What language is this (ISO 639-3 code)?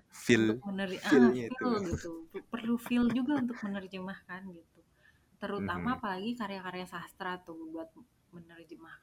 ind